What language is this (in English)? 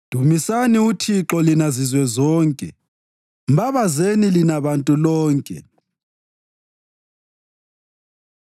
North Ndebele